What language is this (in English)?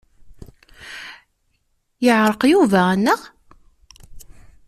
Kabyle